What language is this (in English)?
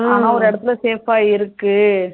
Tamil